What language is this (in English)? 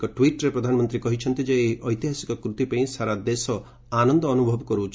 Odia